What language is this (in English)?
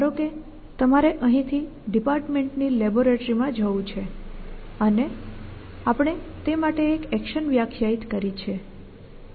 Gujarati